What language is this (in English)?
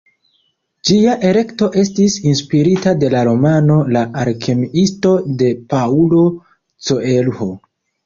Esperanto